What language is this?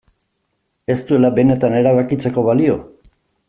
Basque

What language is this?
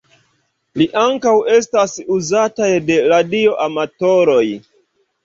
Esperanto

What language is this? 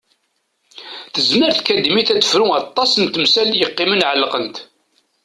Kabyle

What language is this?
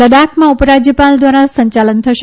Gujarati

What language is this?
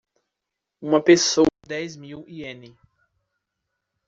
Portuguese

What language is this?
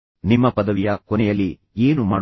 Kannada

